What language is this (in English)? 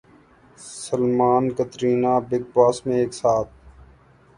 Urdu